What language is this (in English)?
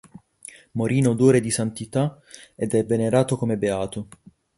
Italian